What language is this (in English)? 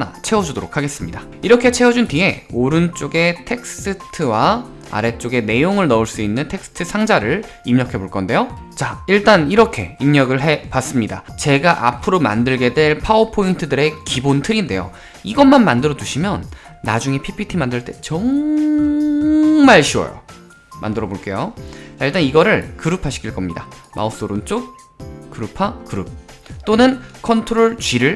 Korean